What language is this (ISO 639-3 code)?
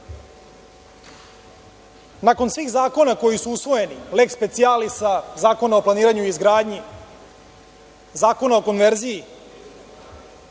srp